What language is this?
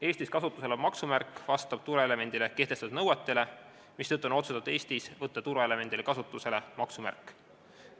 Estonian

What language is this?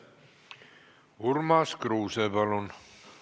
Estonian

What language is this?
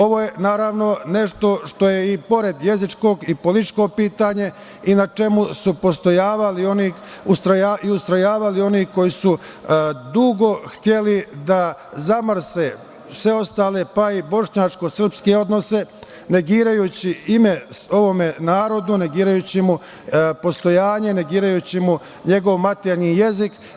Serbian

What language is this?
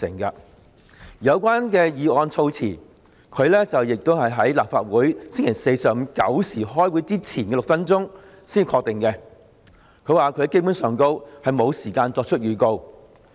Cantonese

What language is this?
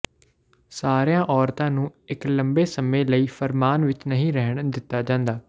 Punjabi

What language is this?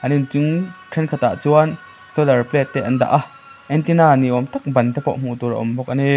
Mizo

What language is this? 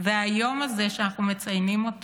Hebrew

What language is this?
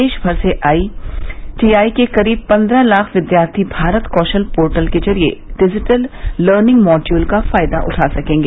Hindi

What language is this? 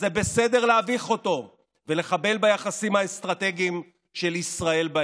Hebrew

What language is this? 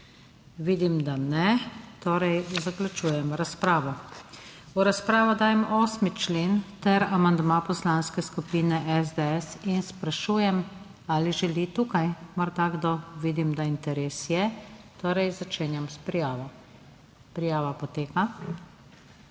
Slovenian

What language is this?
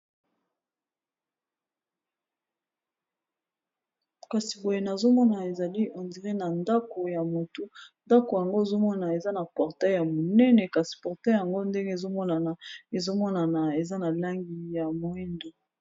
Lingala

